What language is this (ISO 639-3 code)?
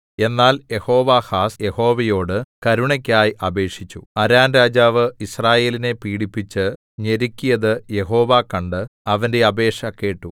mal